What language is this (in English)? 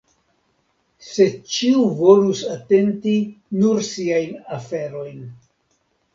Esperanto